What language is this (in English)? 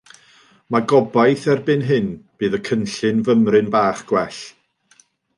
Welsh